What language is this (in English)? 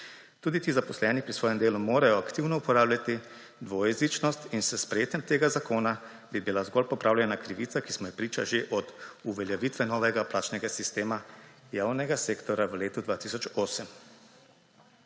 Slovenian